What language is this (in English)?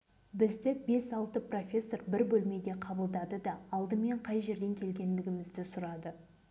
Kazakh